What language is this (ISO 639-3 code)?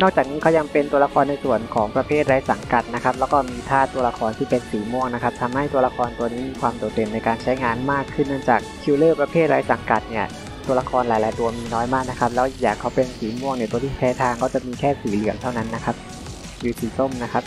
tha